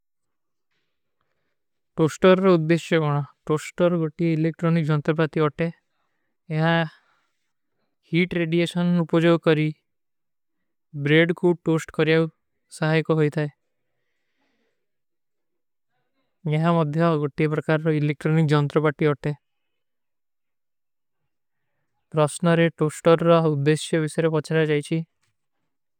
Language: Kui (India)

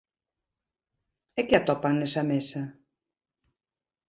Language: Galician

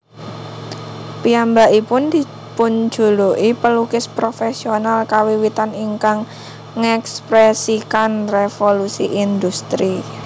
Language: Javanese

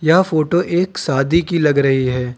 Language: Hindi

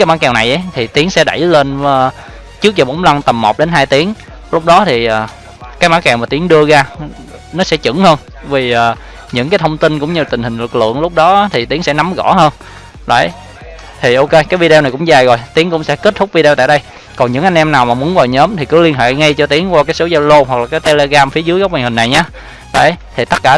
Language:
Vietnamese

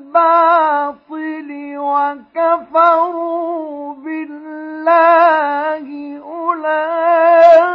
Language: Arabic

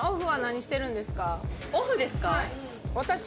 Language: Japanese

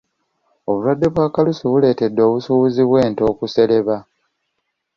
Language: Ganda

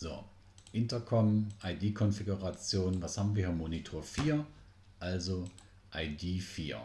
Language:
German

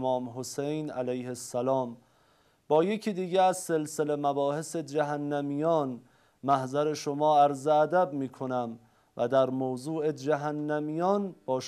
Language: Persian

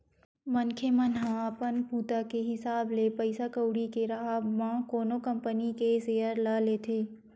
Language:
Chhattisgarhi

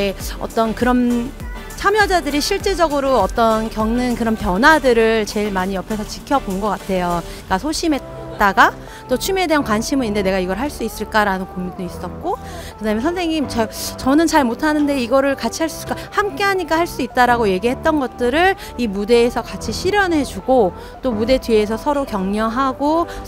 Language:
Korean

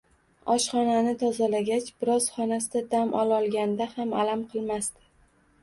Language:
Uzbek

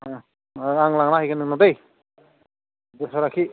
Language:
Bodo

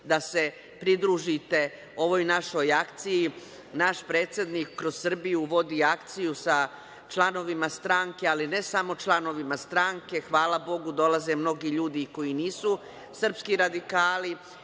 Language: Serbian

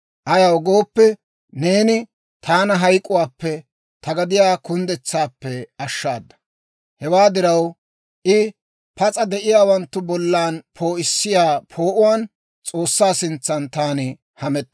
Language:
Dawro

